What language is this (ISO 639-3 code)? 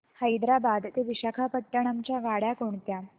mar